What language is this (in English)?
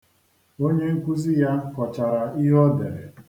Igbo